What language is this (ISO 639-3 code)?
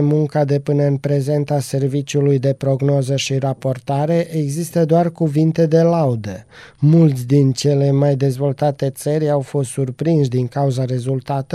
ron